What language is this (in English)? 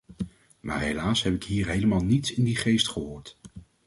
Dutch